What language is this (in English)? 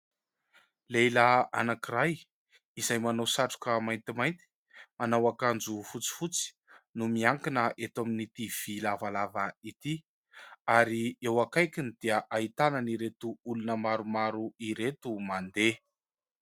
Malagasy